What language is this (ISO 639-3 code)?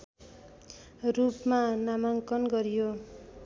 nep